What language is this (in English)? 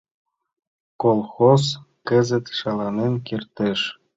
Mari